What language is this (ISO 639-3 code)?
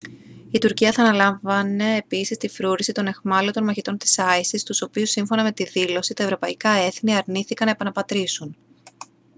ell